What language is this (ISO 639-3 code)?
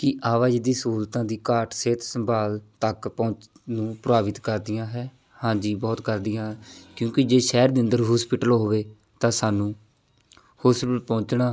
pan